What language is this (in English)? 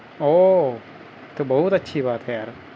Urdu